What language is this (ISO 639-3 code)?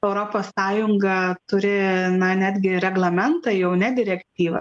lit